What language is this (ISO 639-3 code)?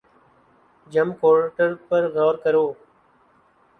urd